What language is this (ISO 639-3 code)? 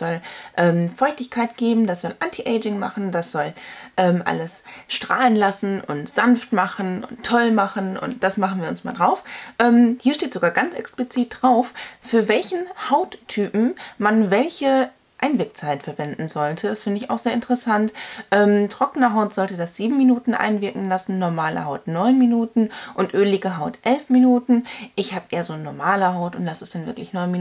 deu